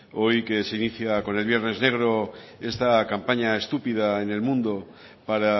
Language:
Spanish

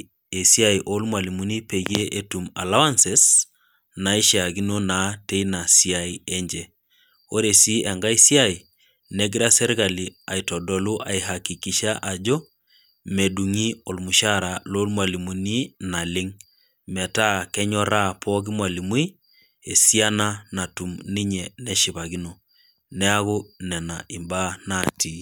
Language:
Masai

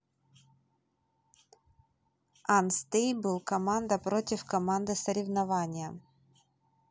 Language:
Russian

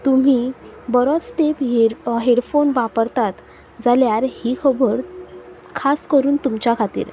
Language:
Konkani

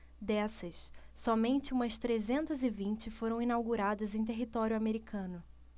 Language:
Portuguese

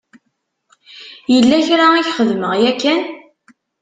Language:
Kabyle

